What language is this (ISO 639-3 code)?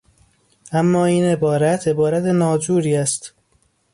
fas